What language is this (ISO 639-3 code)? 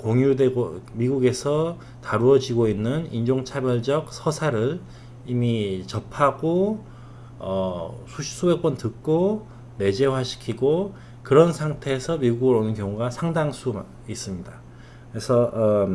kor